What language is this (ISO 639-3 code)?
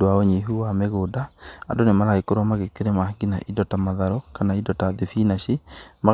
kik